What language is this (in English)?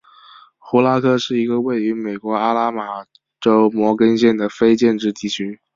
Chinese